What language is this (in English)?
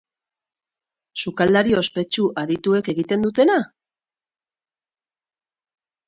Basque